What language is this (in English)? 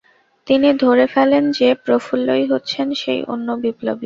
Bangla